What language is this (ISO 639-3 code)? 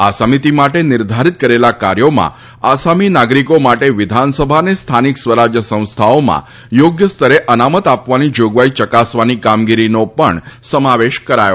guj